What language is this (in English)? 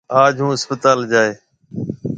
Marwari (Pakistan)